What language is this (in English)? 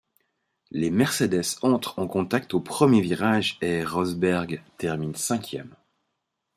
French